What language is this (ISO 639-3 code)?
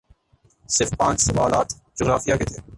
urd